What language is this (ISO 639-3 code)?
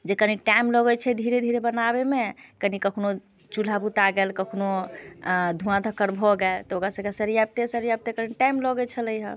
mai